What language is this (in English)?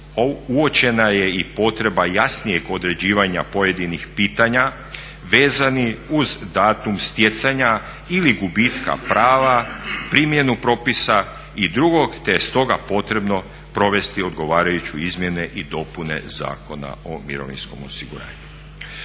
Croatian